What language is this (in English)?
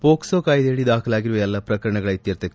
Kannada